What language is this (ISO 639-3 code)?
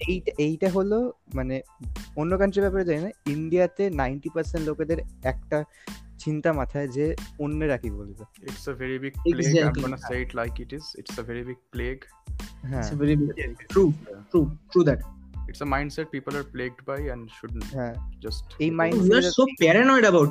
ben